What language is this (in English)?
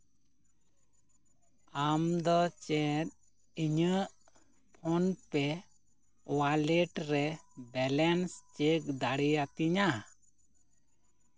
Santali